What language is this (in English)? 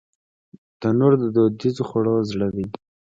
Pashto